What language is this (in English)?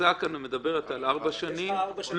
Hebrew